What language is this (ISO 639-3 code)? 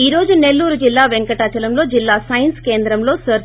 tel